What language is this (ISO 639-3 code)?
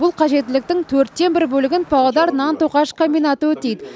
kaz